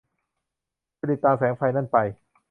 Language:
Thai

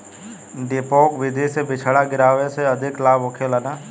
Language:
Bhojpuri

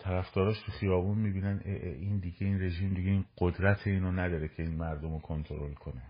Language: Persian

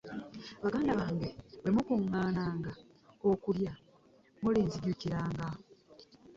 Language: Ganda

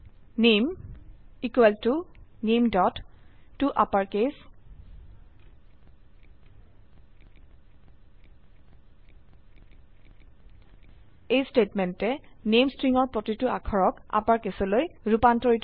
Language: Assamese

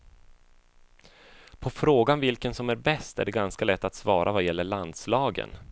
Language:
Swedish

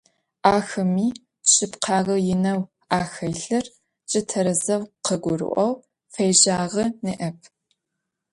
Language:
Adyghe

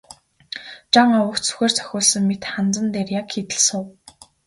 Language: Mongolian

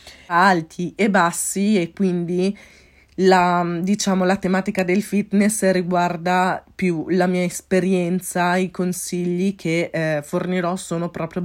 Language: Italian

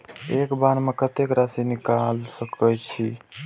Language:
Maithili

